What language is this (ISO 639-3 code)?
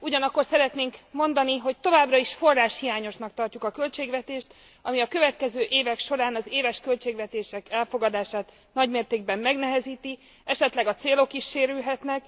hun